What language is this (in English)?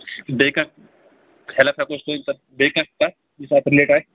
Kashmiri